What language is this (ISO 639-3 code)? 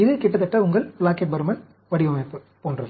tam